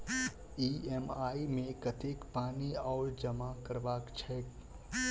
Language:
Maithili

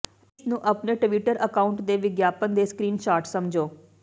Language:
Punjabi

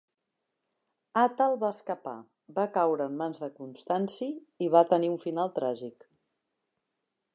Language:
Catalan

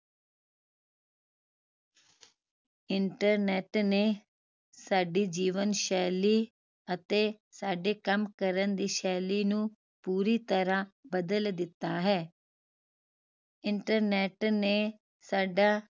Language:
Punjabi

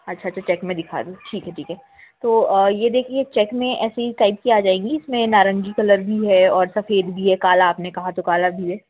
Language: Hindi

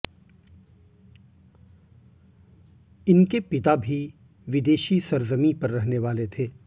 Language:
Hindi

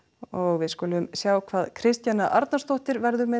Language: Icelandic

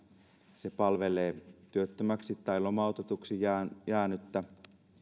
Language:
Finnish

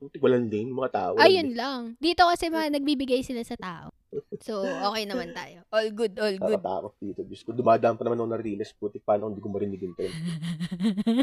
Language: Filipino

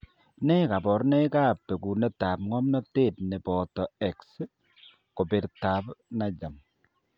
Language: Kalenjin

